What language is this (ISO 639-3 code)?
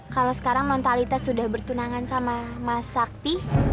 ind